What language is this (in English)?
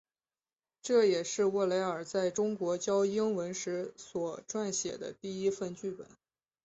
Chinese